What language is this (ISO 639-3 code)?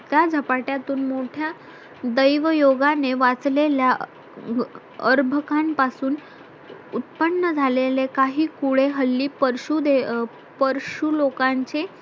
mar